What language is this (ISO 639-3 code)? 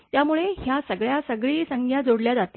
mar